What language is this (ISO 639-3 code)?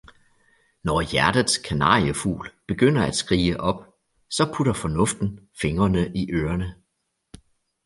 dan